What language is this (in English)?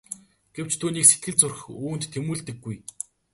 Mongolian